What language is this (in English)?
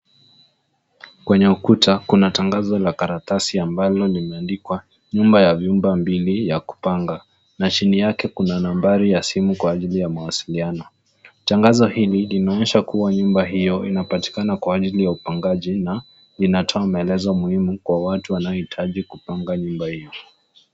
Swahili